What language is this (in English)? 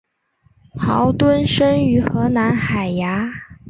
Chinese